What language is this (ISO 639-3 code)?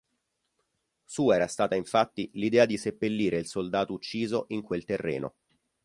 ita